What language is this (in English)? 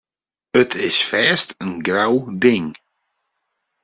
Western Frisian